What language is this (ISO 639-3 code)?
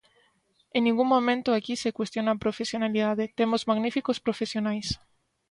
glg